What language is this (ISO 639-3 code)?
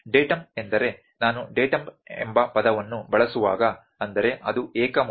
kan